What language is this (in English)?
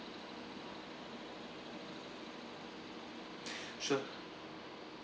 English